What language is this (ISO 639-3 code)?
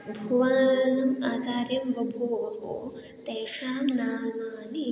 san